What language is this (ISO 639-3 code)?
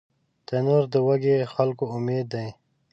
pus